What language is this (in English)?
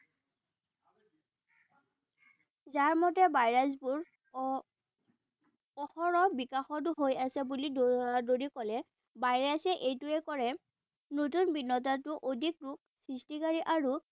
Assamese